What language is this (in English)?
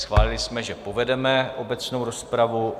Czech